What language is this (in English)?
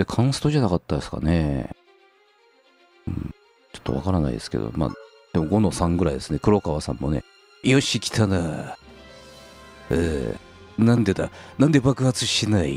Japanese